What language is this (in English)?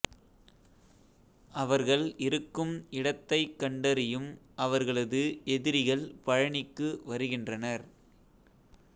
Tamil